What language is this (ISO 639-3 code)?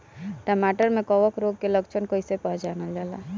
bho